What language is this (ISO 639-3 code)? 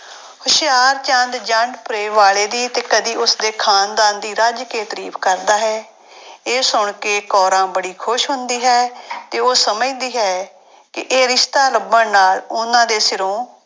pan